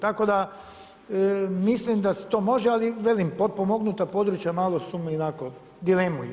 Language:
Croatian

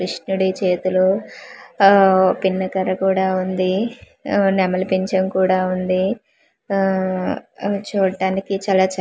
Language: Telugu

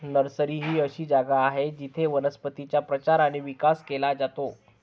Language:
Marathi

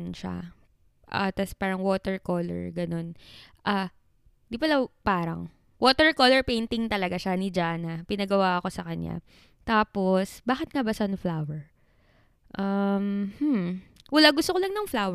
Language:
Filipino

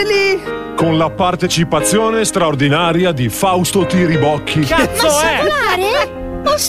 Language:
Italian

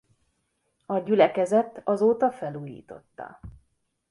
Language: Hungarian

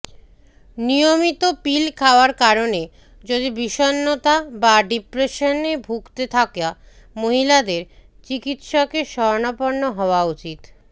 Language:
Bangla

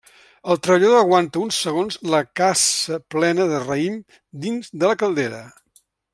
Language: Catalan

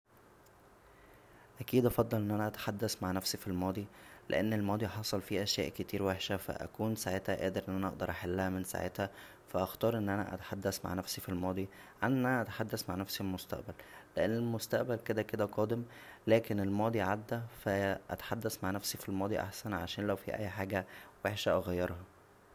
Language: Egyptian Arabic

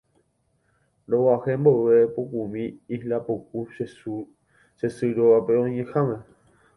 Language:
Guarani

